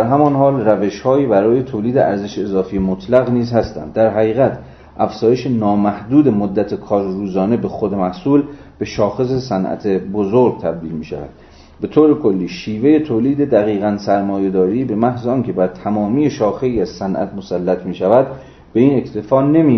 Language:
Persian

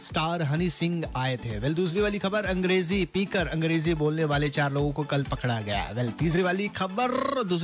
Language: Hindi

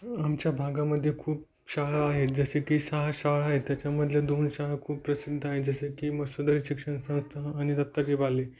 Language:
Marathi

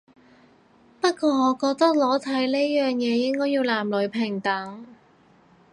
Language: Cantonese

